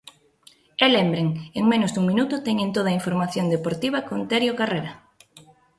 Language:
Galician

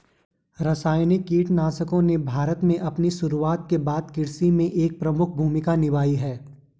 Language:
Hindi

